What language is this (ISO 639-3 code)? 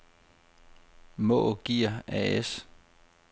dan